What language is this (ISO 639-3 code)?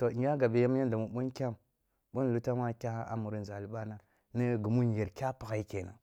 bbu